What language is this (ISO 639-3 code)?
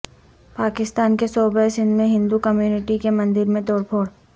urd